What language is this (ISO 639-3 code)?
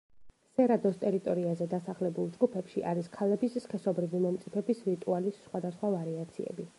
kat